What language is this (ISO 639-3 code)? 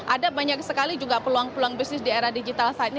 ind